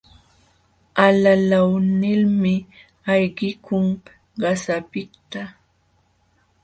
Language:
Jauja Wanca Quechua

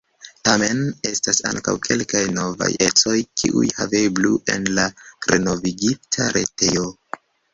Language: Esperanto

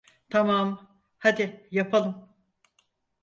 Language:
Turkish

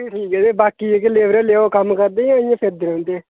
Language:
Dogri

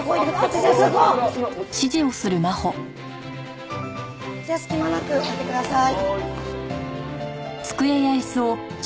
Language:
Japanese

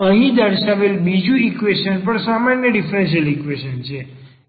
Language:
Gujarati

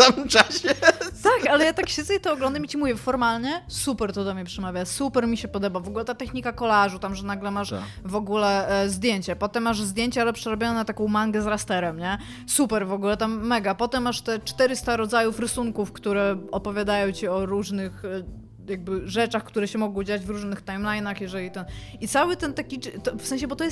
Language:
Polish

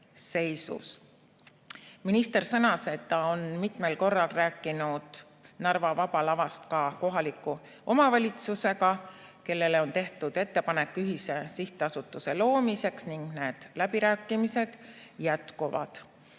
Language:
Estonian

